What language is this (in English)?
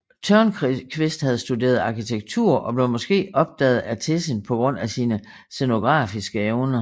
Danish